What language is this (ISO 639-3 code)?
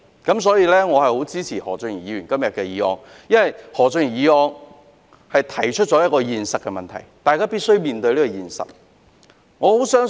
yue